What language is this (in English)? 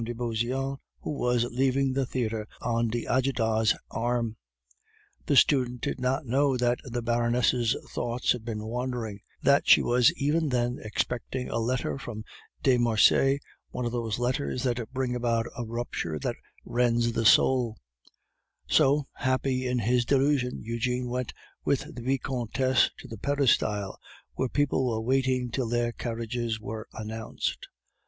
English